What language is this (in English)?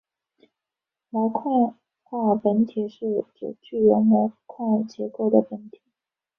Chinese